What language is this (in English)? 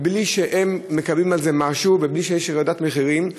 Hebrew